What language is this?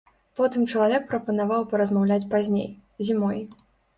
Belarusian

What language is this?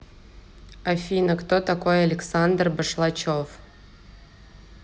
Russian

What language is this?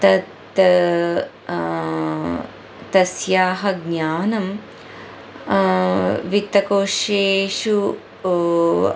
Sanskrit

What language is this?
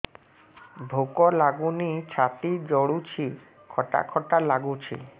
Odia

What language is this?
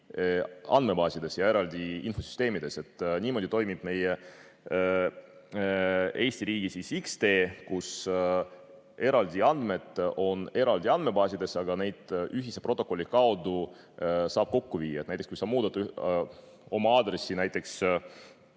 Estonian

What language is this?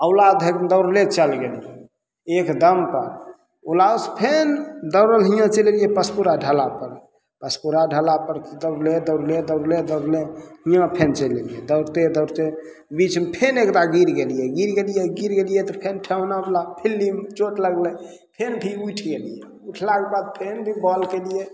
Maithili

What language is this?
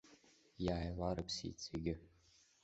Abkhazian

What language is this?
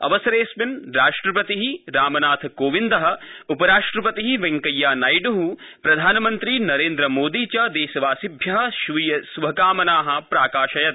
Sanskrit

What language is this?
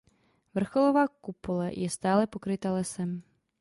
Czech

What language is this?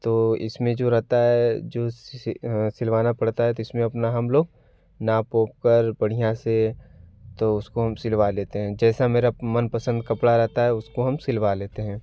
Hindi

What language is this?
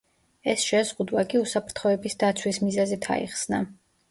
Georgian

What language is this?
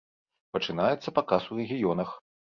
Belarusian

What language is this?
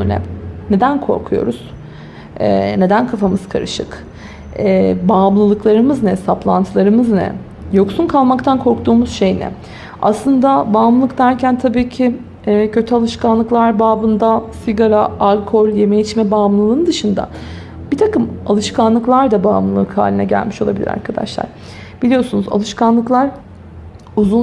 Turkish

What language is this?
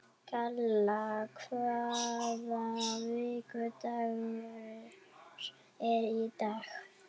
Icelandic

